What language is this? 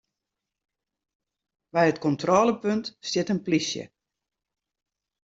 Western Frisian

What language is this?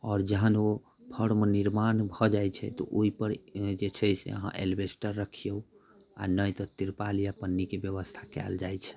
Maithili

